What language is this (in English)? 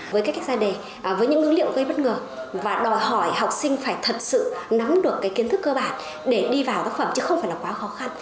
Vietnamese